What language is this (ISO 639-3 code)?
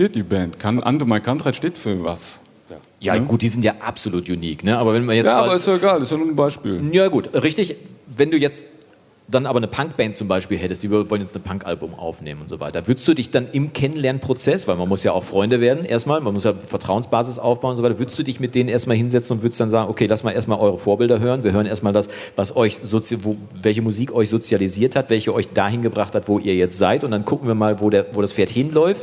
deu